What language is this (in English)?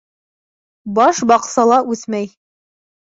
Bashkir